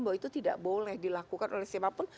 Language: Indonesian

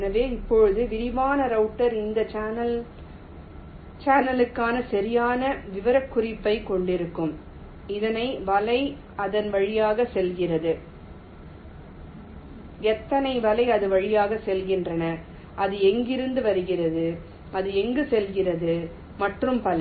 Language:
Tamil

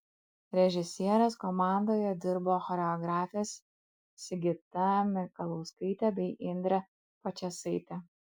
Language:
Lithuanian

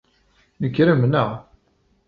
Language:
Kabyle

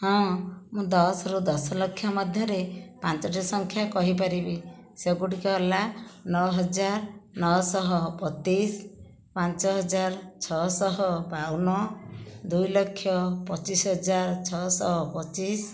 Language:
Odia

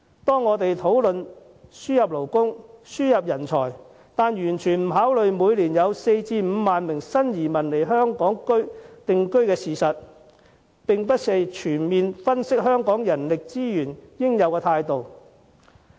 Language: Cantonese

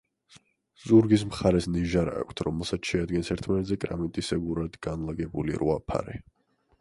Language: Georgian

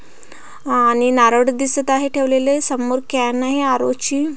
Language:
Marathi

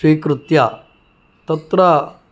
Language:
Sanskrit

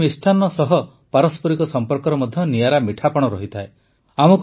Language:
Odia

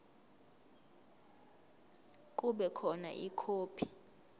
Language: Zulu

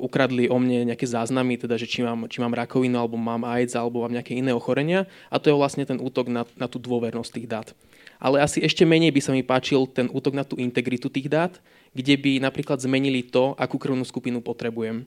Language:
Slovak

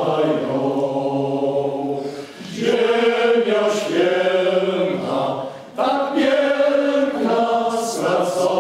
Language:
Romanian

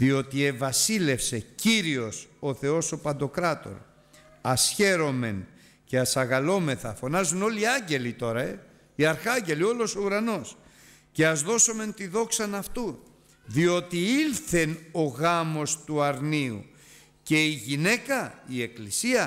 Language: Greek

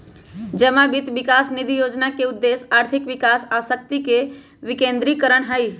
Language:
Magahi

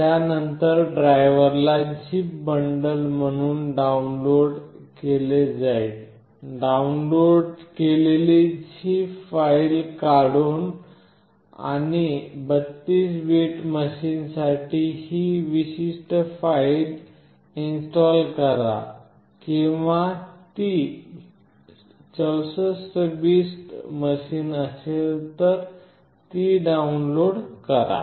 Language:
Marathi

